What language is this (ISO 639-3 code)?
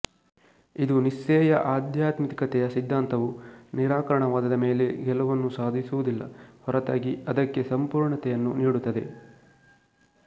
kan